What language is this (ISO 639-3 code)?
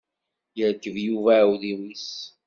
kab